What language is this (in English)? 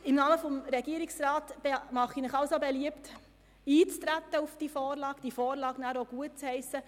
Swiss German